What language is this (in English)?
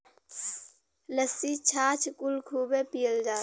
Bhojpuri